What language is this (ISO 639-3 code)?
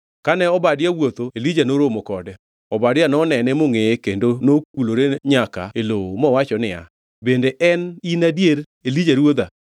luo